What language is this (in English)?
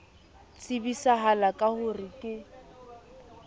Southern Sotho